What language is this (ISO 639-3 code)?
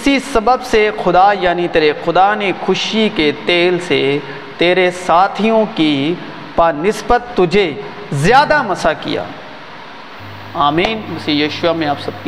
urd